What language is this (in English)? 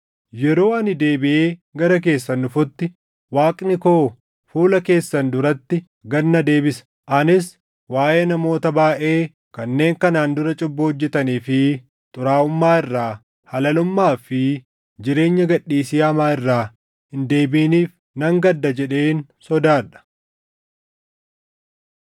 Oromo